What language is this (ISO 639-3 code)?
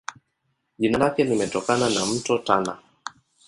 swa